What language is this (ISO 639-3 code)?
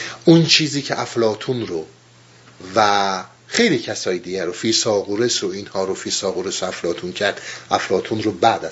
fas